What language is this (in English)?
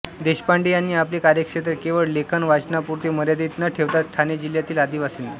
Marathi